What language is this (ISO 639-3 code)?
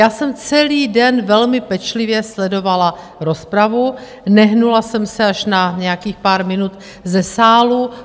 ces